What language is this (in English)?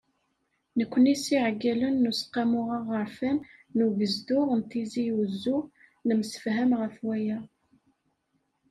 Kabyle